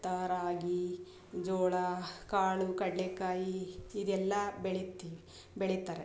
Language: Kannada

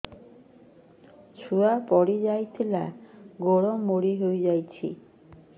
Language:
Odia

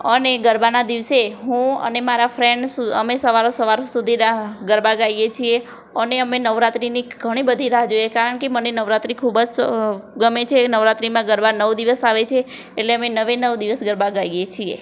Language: Gujarati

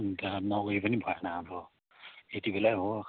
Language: Nepali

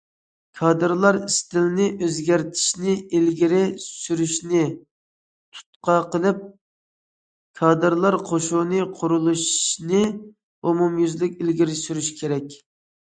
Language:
Uyghur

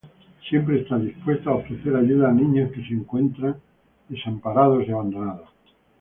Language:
Spanish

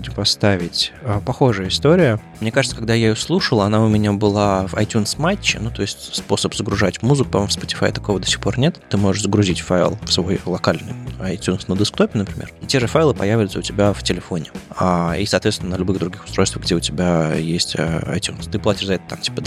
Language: Russian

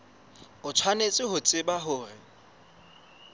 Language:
Southern Sotho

